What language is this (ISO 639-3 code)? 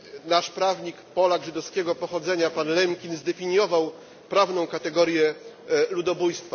pol